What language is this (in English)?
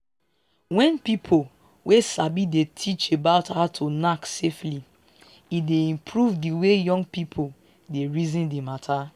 Nigerian Pidgin